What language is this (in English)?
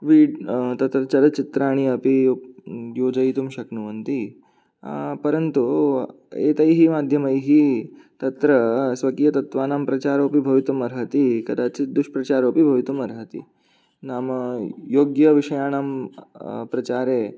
Sanskrit